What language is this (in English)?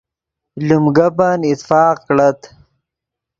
Yidgha